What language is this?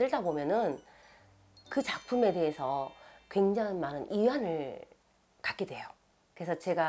Korean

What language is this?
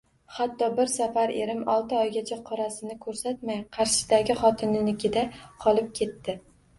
Uzbek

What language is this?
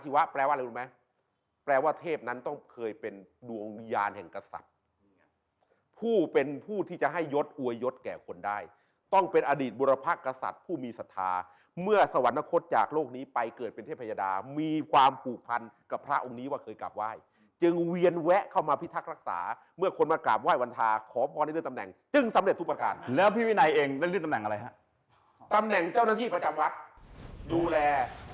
Thai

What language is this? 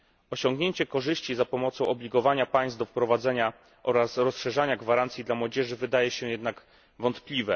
Polish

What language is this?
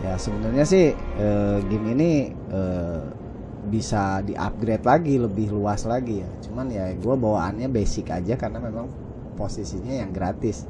Indonesian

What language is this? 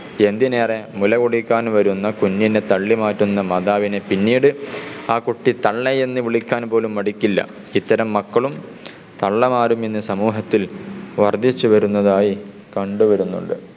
Malayalam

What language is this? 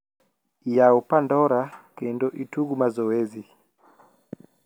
Luo (Kenya and Tanzania)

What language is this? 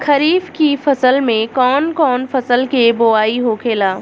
Bhojpuri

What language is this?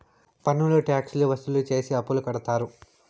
Telugu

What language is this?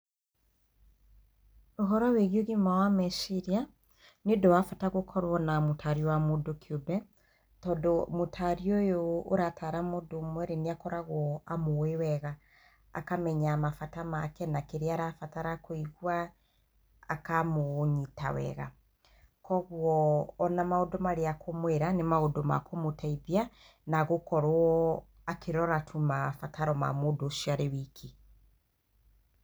Kikuyu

